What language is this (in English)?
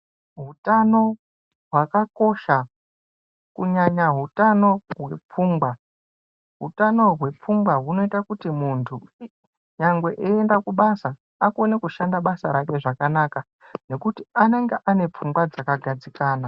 Ndau